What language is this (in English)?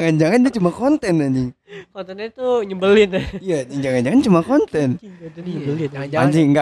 Indonesian